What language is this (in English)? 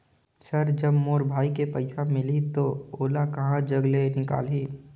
Chhattisgarhi